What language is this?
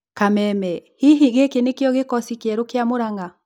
Kikuyu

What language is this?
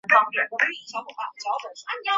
Chinese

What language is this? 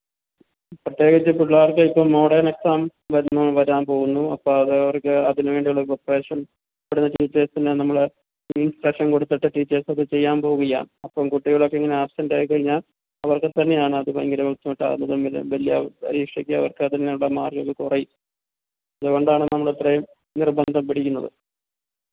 Malayalam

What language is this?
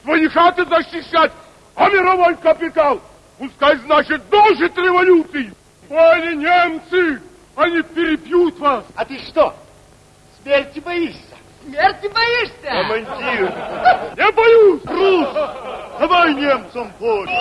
Russian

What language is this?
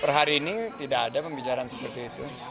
Indonesian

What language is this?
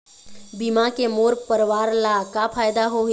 Chhattisgarhi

